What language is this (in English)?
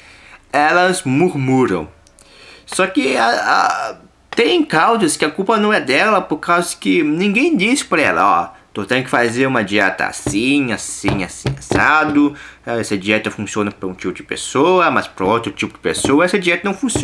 Portuguese